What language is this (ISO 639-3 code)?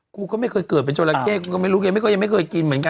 tha